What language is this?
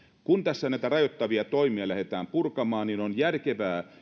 Finnish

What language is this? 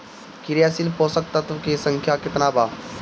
Bhojpuri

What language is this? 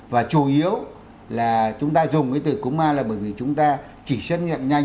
Vietnamese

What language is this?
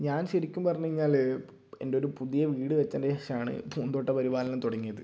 Malayalam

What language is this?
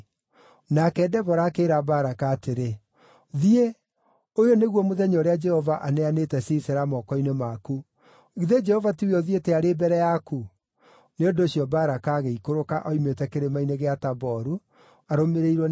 Kikuyu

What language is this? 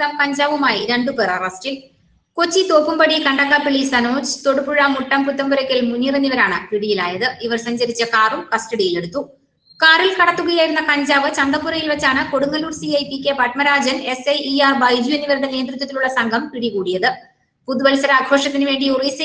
Indonesian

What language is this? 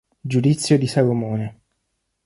Italian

